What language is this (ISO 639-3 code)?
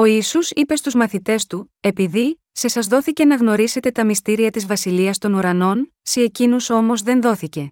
ell